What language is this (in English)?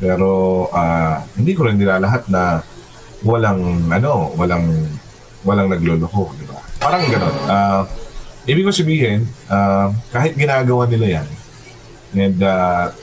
Filipino